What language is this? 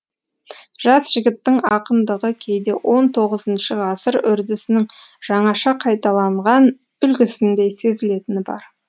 Kazakh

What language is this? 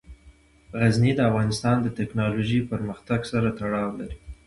Pashto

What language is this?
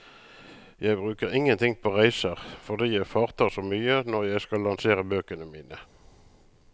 Norwegian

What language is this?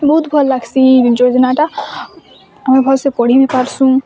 Odia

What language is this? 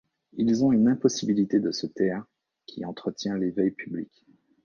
French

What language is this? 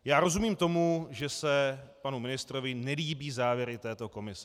Czech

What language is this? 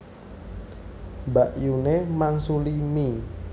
Javanese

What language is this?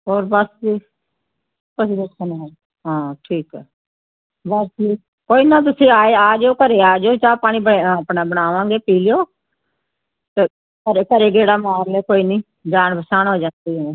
Punjabi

